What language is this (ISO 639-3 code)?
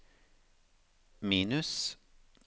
nor